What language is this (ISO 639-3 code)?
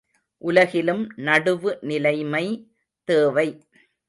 tam